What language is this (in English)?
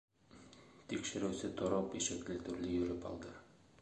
Bashkir